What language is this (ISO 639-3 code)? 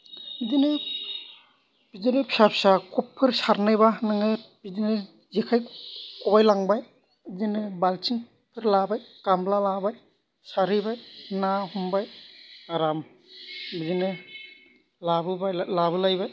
brx